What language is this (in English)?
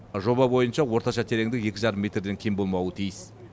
Kazakh